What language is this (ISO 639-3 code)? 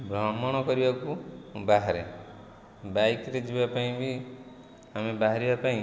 ori